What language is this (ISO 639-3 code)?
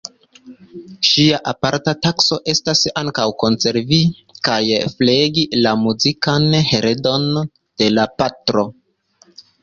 epo